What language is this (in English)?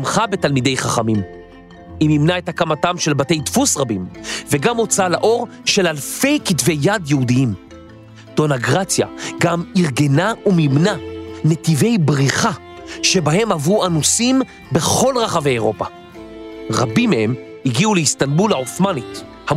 Hebrew